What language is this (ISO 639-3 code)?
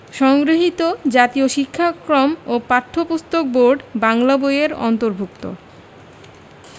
ben